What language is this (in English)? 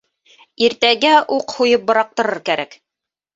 Bashkir